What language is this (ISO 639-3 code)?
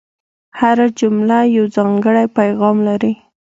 pus